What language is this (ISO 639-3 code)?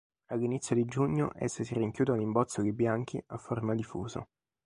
ita